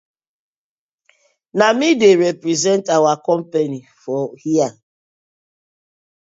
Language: Nigerian Pidgin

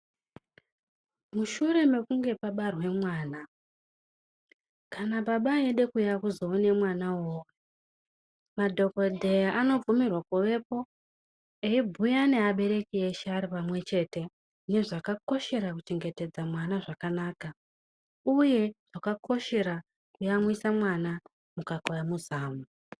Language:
Ndau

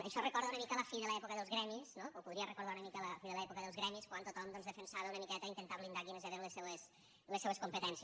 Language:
Catalan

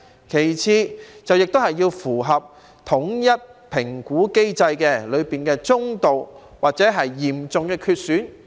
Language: Cantonese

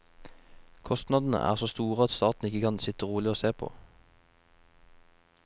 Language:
Norwegian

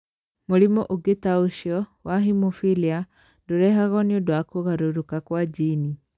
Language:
Kikuyu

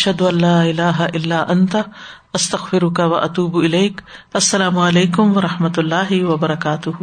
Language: Urdu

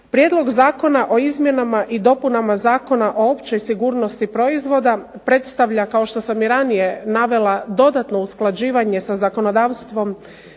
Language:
Croatian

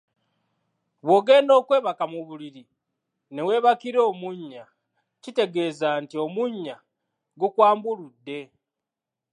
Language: Ganda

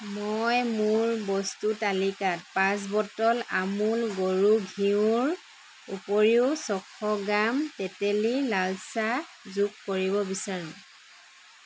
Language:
Assamese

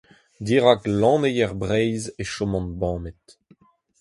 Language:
Breton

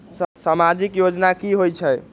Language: Magahi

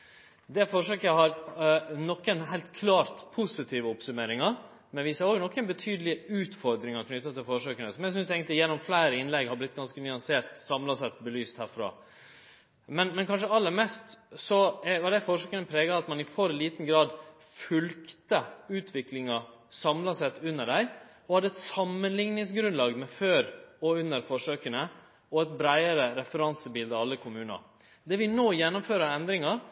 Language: Norwegian Nynorsk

